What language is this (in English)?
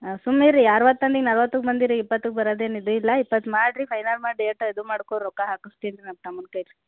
Kannada